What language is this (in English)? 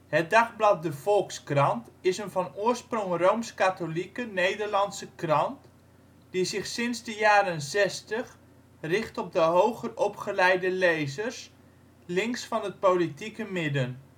Dutch